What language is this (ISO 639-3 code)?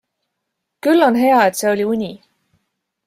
est